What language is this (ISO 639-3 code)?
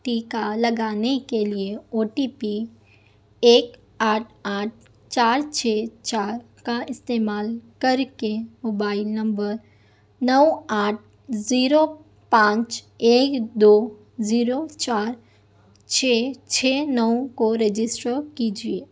urd